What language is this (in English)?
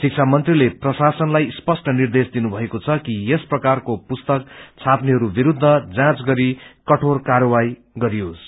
Nepali